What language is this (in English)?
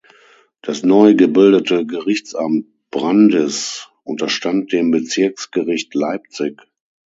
German